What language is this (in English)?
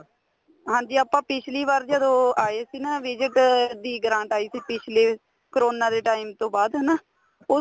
Punjabi